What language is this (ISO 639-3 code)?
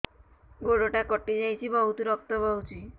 ori